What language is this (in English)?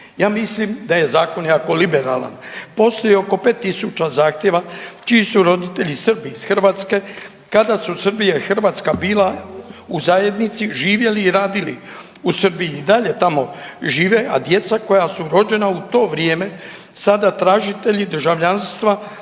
Croatian